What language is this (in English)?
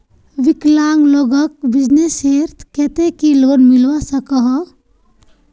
Magahi